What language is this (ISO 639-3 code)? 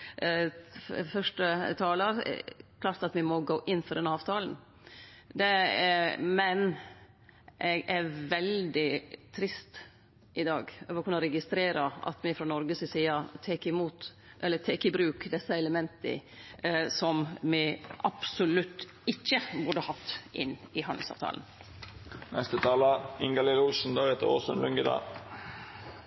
nno